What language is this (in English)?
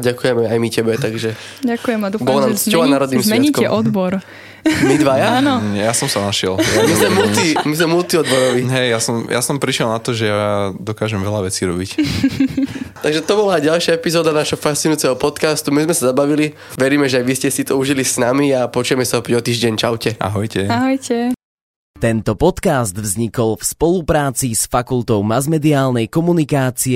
Slovak